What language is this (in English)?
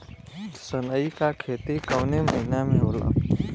Bhojpuri